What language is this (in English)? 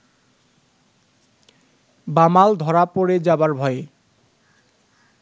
Bangla